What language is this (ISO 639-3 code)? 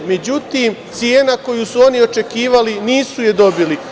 srp